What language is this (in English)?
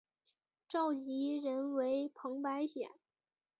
Chinese